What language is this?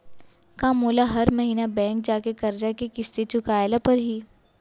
Chhattisgarhi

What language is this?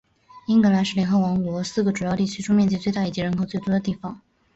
Chinese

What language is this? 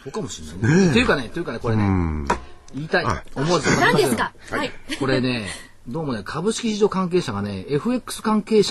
Japanese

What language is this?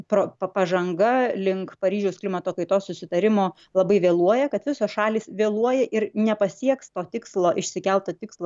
Lithuanian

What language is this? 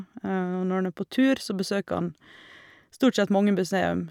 Norwegian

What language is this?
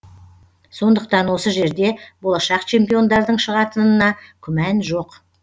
Kazakh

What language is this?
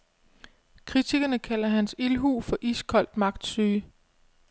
Danish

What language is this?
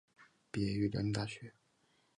Chinese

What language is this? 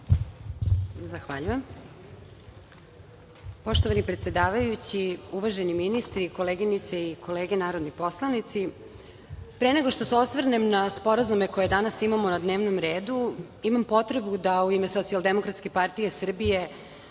Serbian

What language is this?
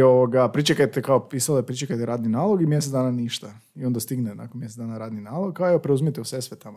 Croatian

